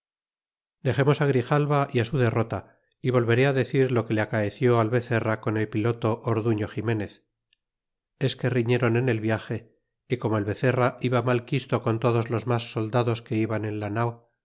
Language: Spanish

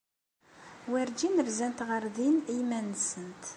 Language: Kabyle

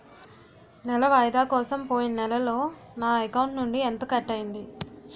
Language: Telugu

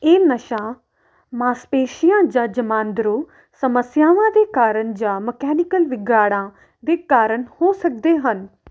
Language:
Punjabi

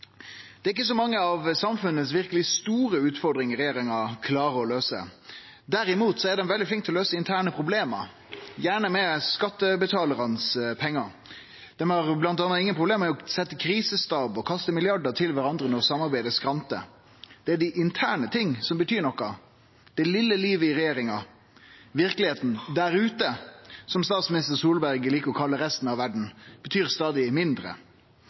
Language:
Norwegian Nynorsk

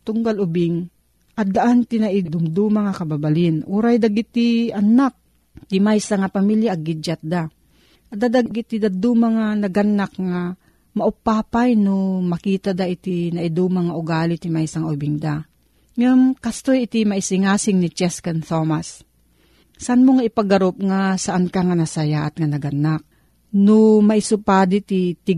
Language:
Filipino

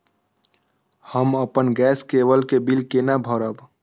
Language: Maithili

